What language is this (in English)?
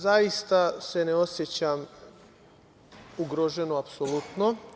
Serbian